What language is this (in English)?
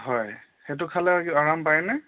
Assamese